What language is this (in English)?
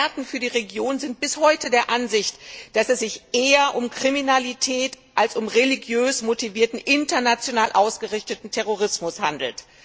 German